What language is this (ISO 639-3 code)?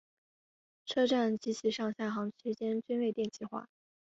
zho